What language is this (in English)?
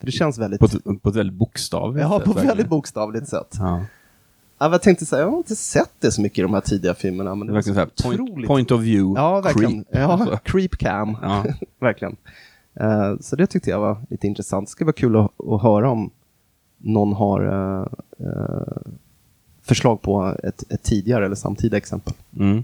Swedish